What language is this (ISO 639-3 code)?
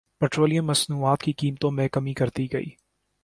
urd